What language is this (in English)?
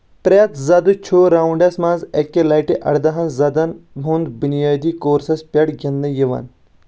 Kashmiri